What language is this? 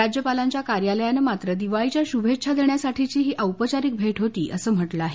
Marathi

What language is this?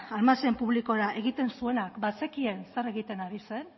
Basque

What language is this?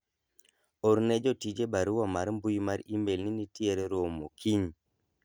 Luo (Kenya and Tanzania)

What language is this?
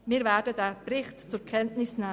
Swiss German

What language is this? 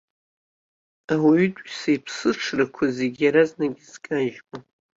Abkhazian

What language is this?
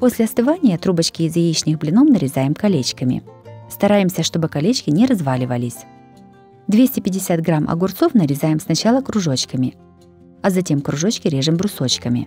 Russian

